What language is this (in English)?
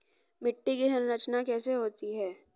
Hindi